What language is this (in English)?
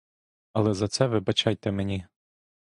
Ukrainian